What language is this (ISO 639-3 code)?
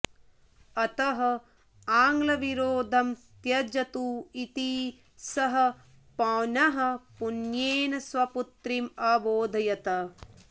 san